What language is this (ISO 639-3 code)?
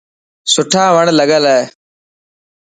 mki